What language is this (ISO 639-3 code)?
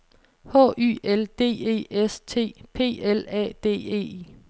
dan